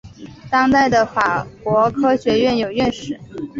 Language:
Chinese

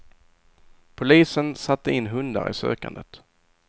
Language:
Swedish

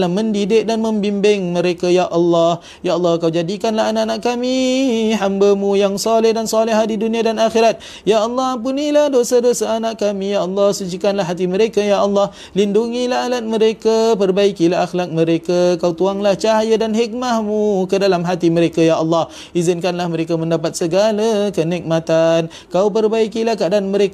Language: Malay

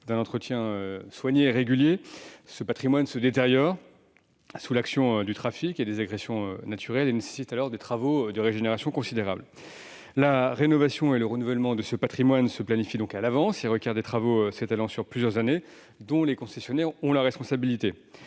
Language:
French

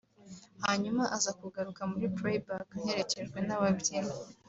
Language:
Kinyarwanda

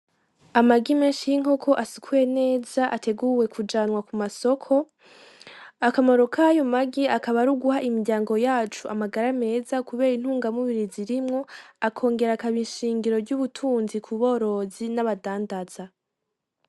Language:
Rundi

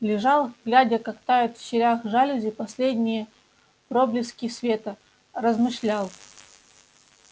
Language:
Russian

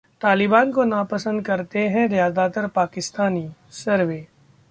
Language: Hindi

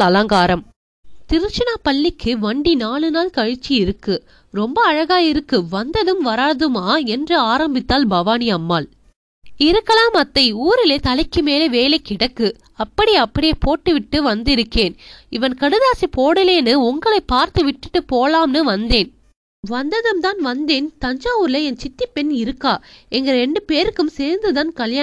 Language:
Tamil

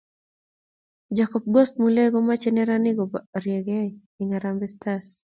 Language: Kalenjin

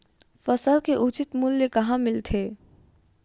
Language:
Chhattisgarhi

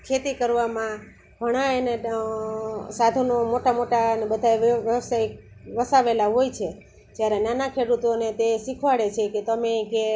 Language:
Gujarati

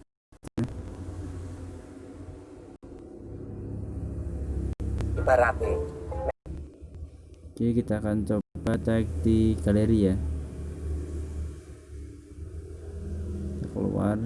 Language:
Indonesian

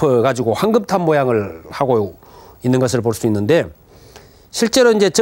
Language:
Korean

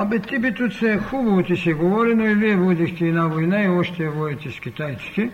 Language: Bulgarian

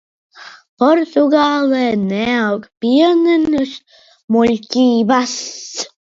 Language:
Latvian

